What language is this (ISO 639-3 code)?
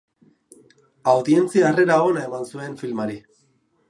eus